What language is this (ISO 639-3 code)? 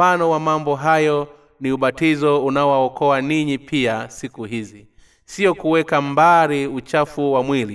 swa